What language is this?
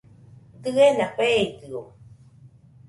Nüpode Huitoto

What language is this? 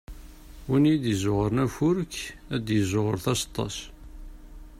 Kabyle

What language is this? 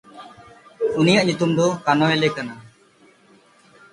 Santali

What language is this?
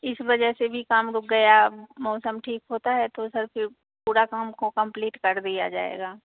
Hindi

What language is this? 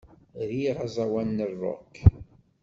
Kabyle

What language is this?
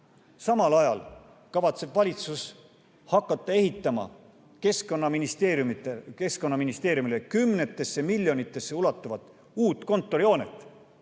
Estonian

